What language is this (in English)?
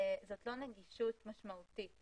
Hebrew